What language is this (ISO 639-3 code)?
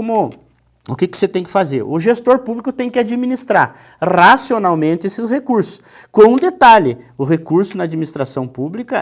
por